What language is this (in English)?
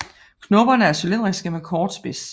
Danish